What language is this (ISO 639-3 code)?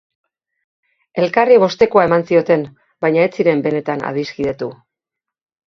eus